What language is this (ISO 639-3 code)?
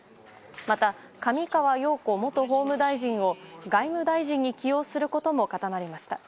jpn